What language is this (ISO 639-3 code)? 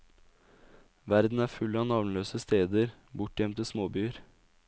nor